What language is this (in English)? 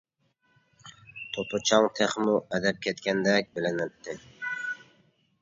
Uyghur